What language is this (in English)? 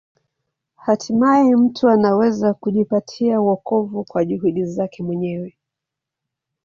Swahili